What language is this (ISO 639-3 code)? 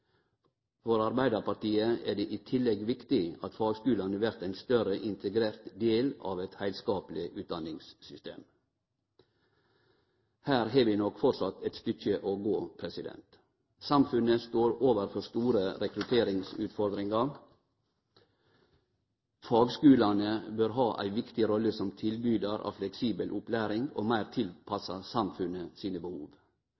nno